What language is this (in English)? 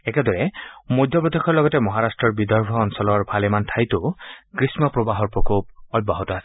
Assamese